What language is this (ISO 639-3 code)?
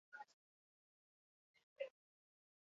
eus